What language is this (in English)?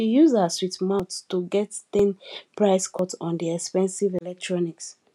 Nigerian Pidgin